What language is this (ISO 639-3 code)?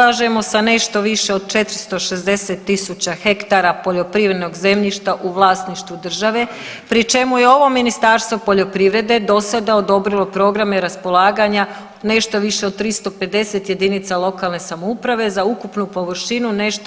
hrv